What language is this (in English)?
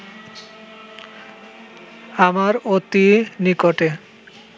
Bangla